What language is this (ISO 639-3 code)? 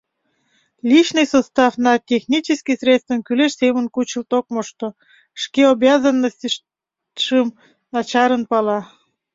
chm